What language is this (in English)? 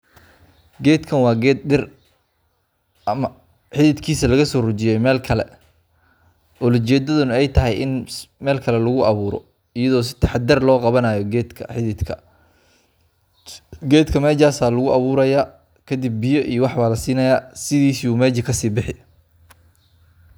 Somali